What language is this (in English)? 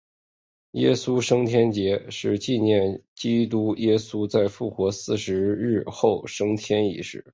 Chinese